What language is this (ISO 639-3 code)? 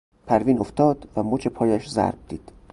fas